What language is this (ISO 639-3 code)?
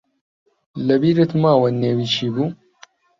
ckb